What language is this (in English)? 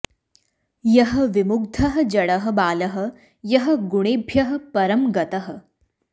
Sanskrit